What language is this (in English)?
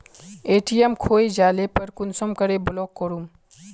Magahi